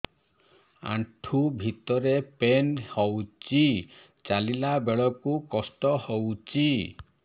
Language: Odia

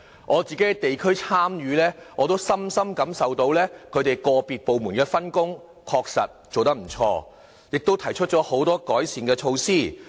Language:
Cantonese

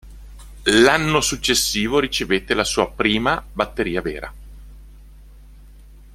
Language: Italian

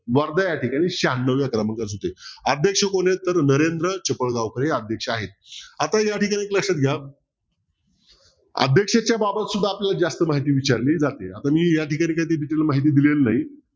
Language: Marathi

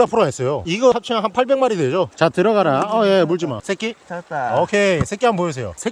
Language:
Korean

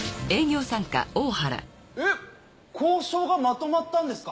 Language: Japanese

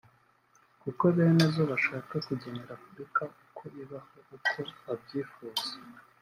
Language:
Kinyarwanda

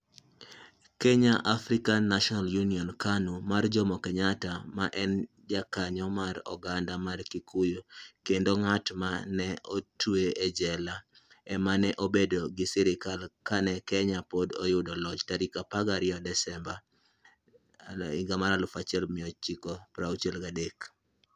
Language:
Luo (Kenya and Tanzania)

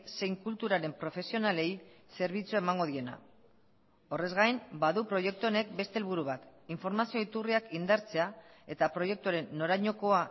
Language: Basque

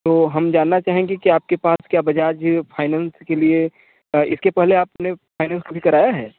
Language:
Hindi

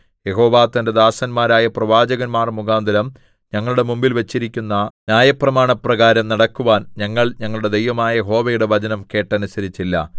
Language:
Malayalam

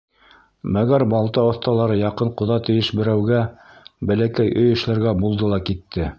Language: Bashkir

